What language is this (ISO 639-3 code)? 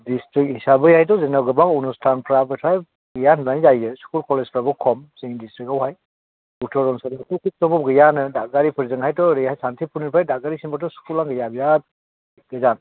brx